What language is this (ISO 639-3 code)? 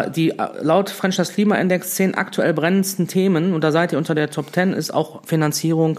deu